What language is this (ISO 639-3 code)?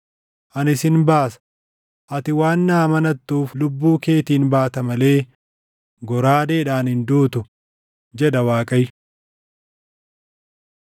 orm